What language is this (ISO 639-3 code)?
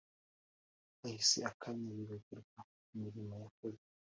kin